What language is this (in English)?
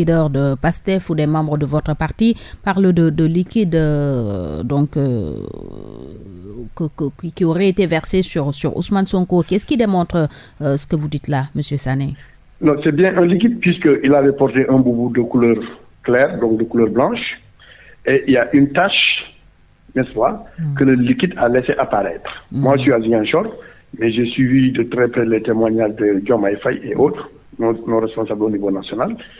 French